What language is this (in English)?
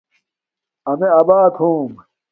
Domaaki